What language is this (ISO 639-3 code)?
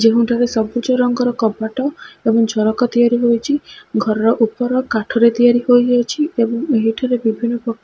ori